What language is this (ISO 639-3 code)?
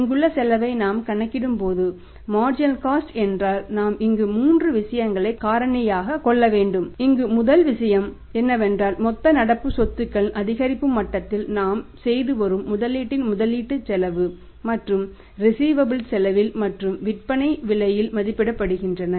tam